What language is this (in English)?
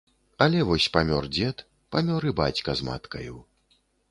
Belarusian